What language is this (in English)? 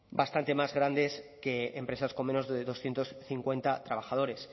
Spanish